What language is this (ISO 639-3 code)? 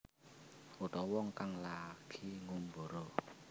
jav